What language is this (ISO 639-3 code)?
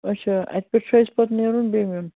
kas